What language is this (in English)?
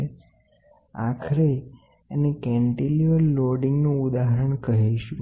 Gujarati